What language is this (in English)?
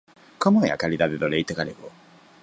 Galician